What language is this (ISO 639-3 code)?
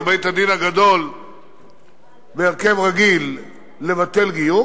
heb